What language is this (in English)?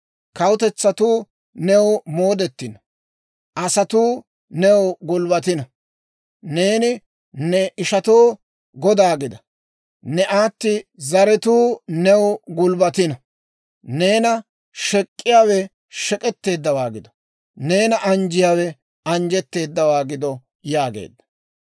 Dawro